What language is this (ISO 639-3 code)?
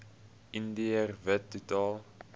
afr